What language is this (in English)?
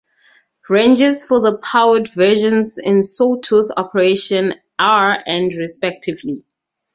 English